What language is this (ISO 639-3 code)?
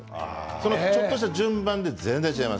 jpn